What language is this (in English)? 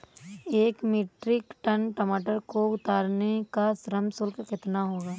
Hindi